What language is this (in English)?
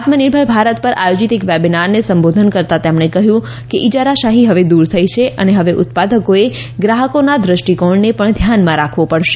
Gujarati